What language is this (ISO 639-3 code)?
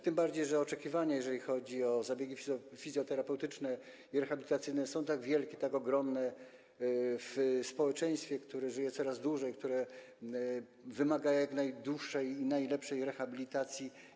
pol